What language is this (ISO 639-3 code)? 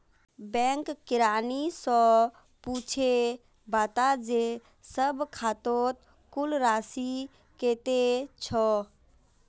mag